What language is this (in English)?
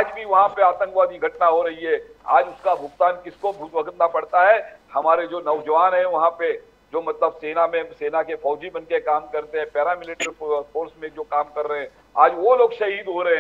Hindi